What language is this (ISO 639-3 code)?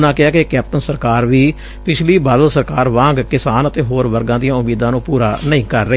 pan